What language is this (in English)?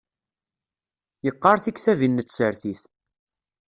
Kabyle